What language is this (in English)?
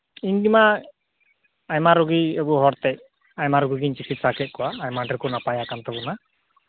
Santali